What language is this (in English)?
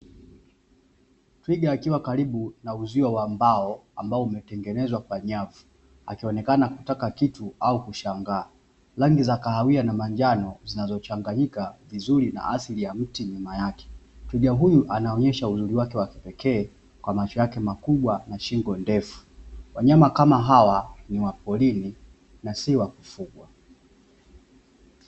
Swahili